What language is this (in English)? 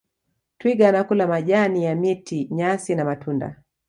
Swahili